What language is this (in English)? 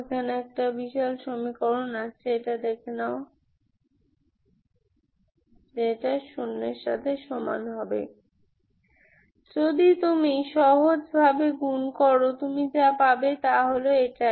Bangla